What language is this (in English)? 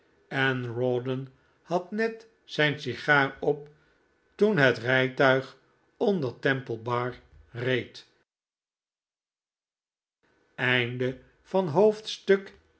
Dutch